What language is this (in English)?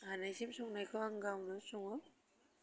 Bodo